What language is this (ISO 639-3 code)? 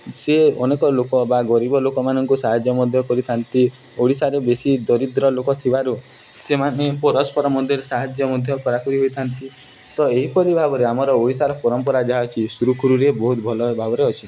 ori